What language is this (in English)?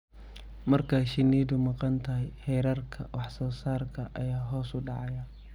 Somali